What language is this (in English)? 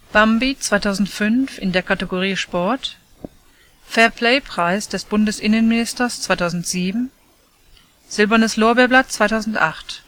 German